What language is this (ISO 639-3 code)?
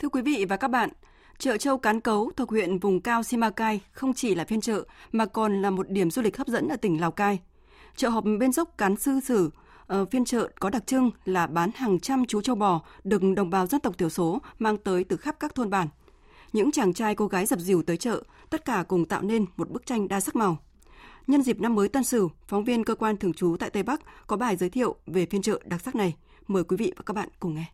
vie